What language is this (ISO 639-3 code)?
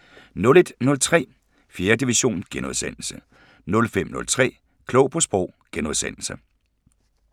dan